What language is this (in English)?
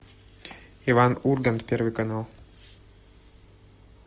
Russian